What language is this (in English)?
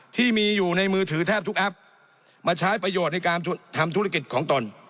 Thai